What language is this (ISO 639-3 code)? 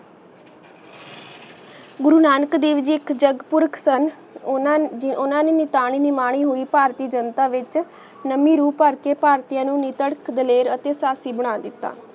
pan